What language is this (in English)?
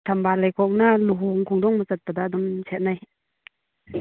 Manipuri